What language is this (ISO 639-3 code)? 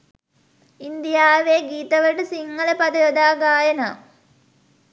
sin